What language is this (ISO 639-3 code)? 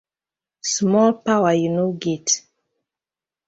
pcm